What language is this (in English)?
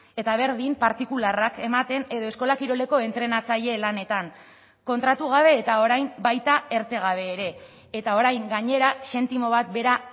Basque